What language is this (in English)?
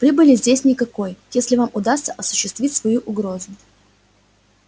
Russian